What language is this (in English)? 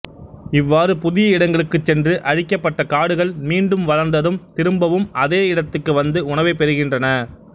Tamil